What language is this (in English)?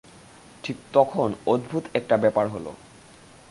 Bangla